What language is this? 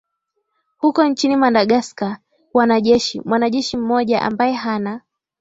Swahili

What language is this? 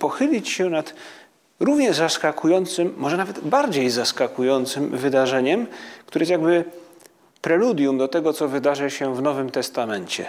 Polish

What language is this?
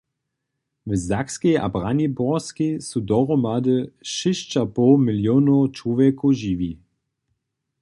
Upper Sorbian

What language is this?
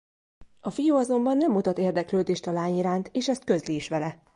Hungarian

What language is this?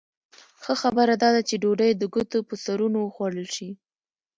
Pashto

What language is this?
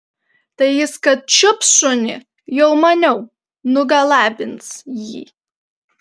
Lithuanian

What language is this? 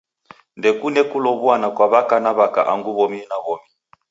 Taita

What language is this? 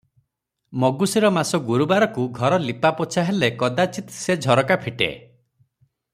Odia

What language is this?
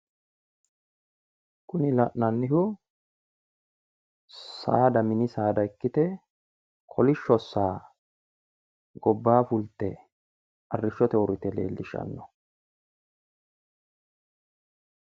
Sidamo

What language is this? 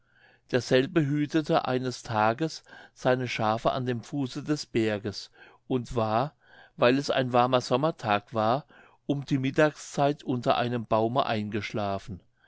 German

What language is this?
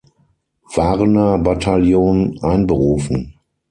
German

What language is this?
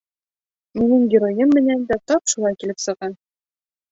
Bashkir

